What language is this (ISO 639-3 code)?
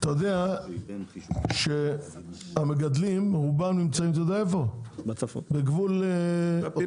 heb